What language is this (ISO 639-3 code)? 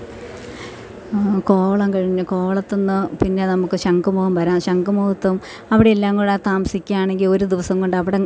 mal